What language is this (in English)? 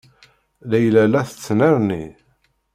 Kabyle